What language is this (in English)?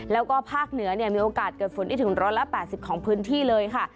Thai